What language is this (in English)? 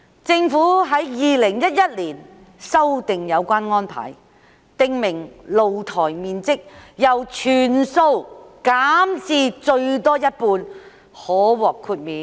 Cantonese